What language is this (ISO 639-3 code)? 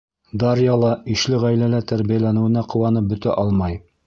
bak